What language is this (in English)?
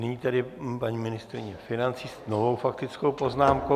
Czech